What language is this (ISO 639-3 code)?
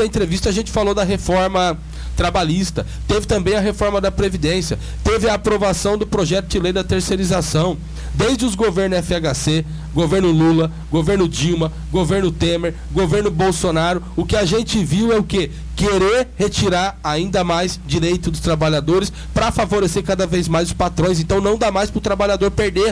por